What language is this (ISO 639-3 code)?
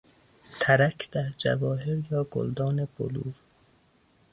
fas